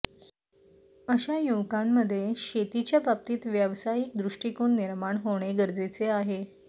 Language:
Marathi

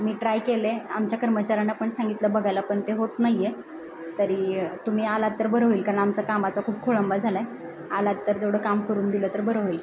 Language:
Marathi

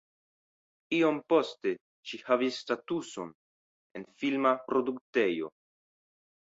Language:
Esperanto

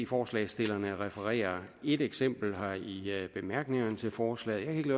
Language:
Danish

